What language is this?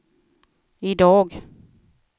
Swedish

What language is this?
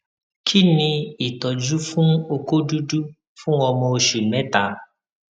Yoruba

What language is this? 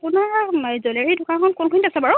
Assamese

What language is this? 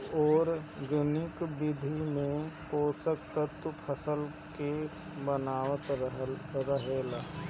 Bhojpuri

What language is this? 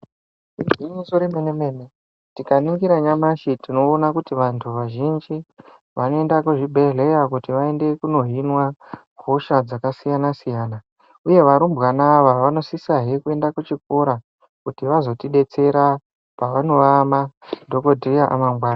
Ndau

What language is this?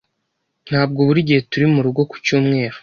Kinyarwanda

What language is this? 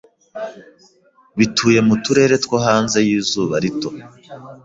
Kinyarwanda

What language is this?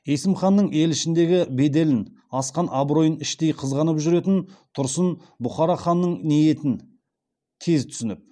Kazakh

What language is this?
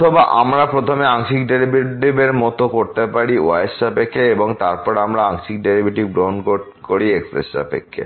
Bangla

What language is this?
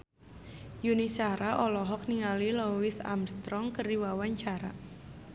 Sundanese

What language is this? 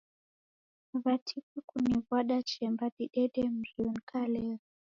Taita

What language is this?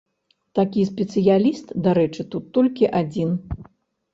Belarusian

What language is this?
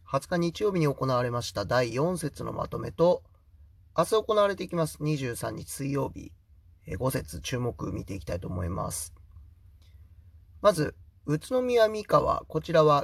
Japanese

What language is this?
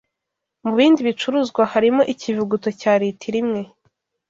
Kinyarwanda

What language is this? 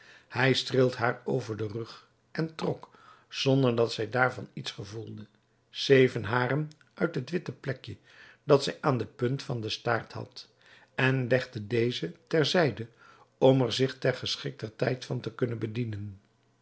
Dutch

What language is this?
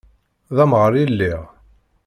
Kabyle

